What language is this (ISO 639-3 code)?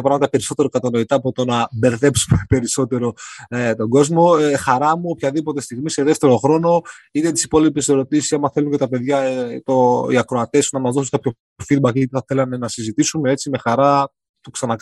ell